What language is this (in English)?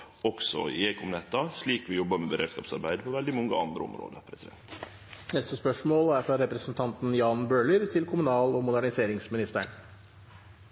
Norwegian